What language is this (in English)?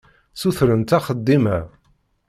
Kabyle